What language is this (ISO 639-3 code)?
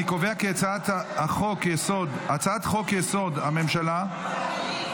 heb